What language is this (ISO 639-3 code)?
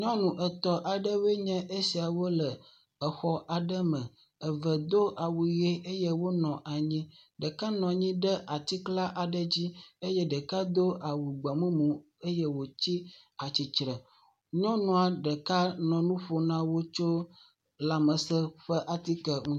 ewe